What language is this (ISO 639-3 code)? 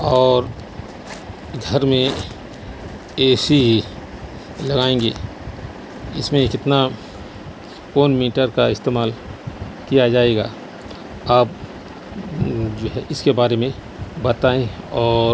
urd